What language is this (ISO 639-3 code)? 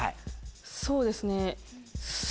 jpn